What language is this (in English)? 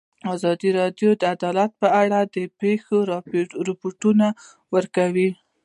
Pashto